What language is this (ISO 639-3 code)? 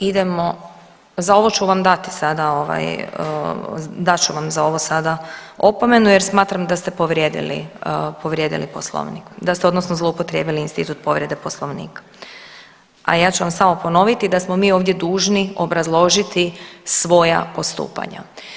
hrv